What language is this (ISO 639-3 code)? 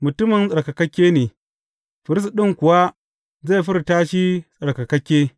hau